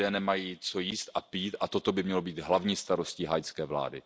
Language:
Czech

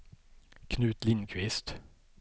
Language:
Swedish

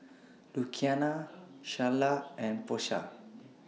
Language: English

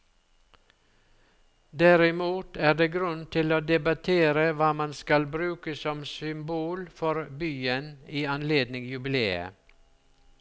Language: Norwegian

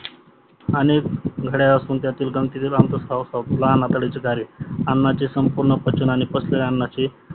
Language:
Marathi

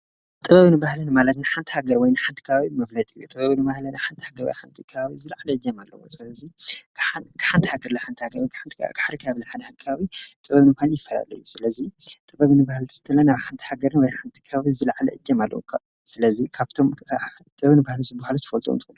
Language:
Tigrinya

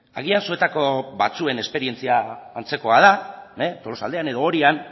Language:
Basque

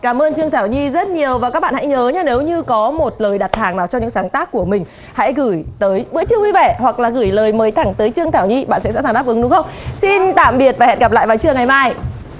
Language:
Vietnamese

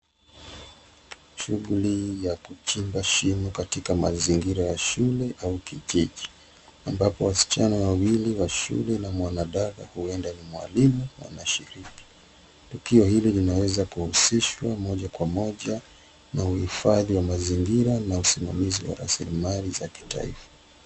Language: Swahili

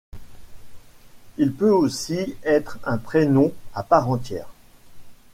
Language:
French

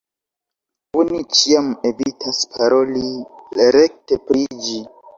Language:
Esperanto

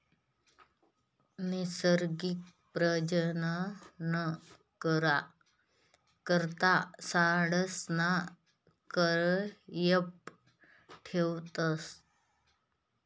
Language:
Marathi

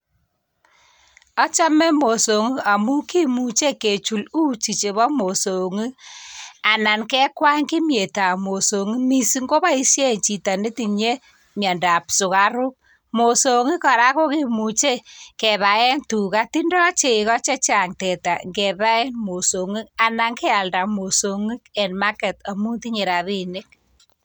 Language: Kalenjin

